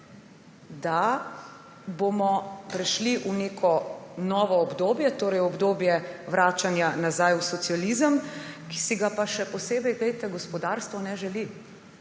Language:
Slovenian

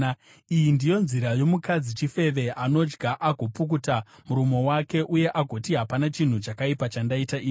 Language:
Shona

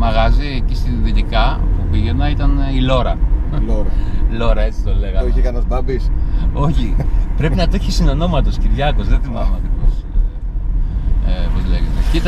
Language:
Greek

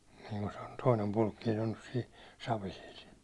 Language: Finnish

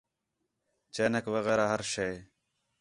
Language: Khetrani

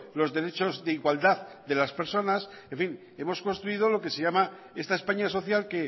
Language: Spanish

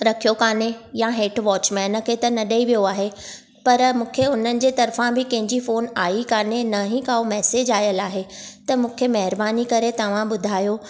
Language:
Sindhi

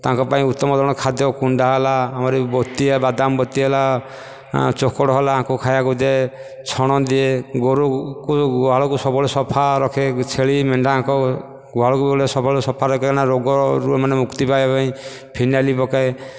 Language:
Odia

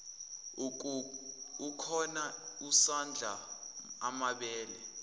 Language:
Zulu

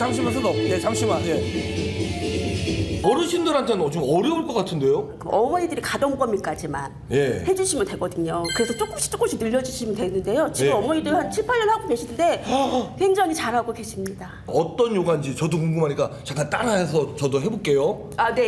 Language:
Korean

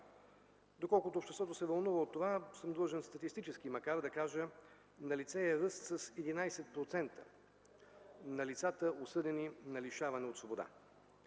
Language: Bulgarian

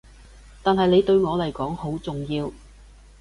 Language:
Cantonese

